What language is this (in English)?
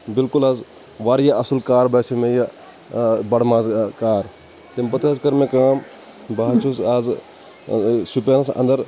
Kashmiri